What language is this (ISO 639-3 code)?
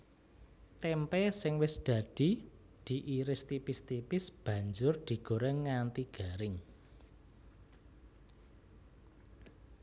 jav